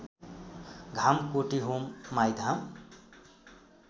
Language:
Nepali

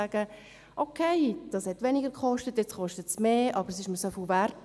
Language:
Swiss German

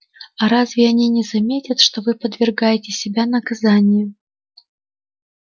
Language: Russian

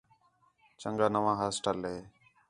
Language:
Khetrani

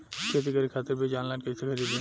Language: Bhojpuri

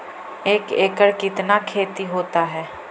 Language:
Magahi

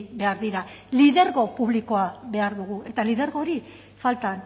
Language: Basque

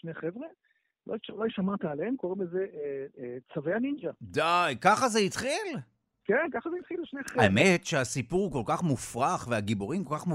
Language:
Hebrew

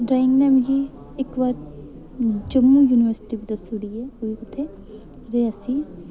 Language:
Dogri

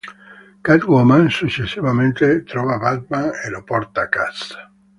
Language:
Italian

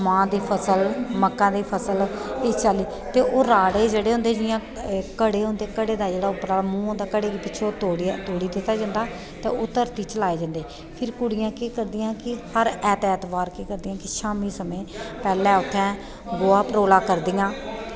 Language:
Dogri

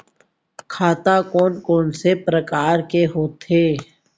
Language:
Chhattisgarhi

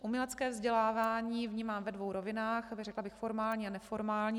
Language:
Czech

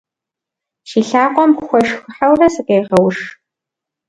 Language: Kabardian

